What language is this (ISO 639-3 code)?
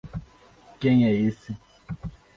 por